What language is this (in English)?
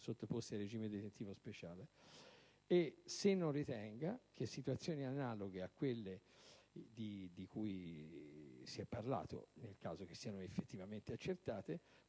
Italian